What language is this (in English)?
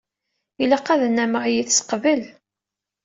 Kabyle